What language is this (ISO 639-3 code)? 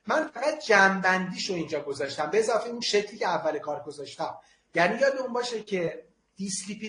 fas